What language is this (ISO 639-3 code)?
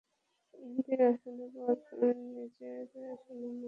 ben